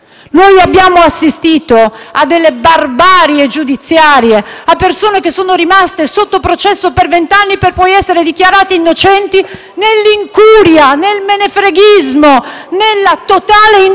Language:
Italian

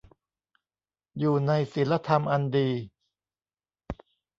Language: Thai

